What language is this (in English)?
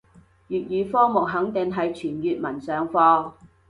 Cantonese